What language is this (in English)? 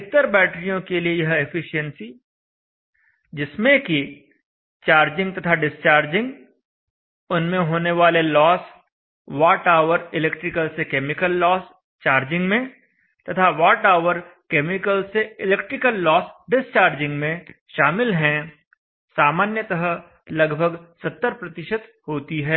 Hindi